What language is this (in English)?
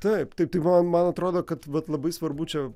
Lithuanian